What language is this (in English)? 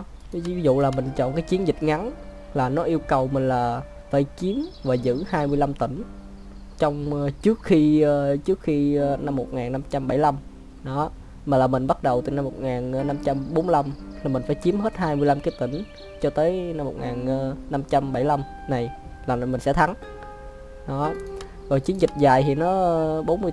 Vietnamese